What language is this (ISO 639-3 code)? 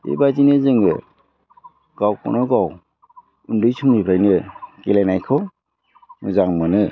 brx